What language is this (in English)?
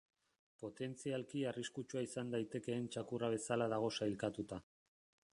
Basque